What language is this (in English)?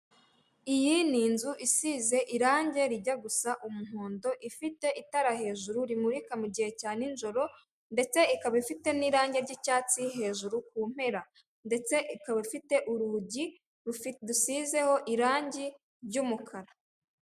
Kinyarwanda